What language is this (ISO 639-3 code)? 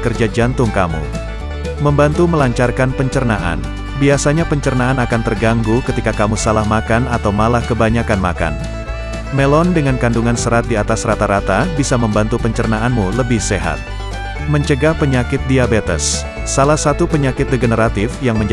ind